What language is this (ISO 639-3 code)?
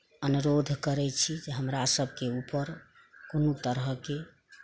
mai